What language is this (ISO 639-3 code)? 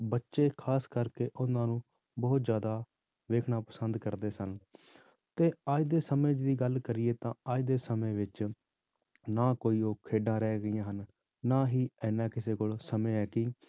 pan